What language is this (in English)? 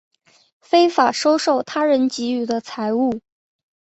Chinese